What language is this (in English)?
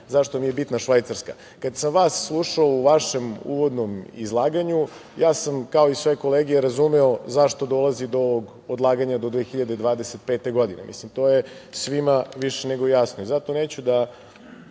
Serbian